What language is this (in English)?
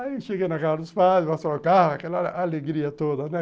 Portuguese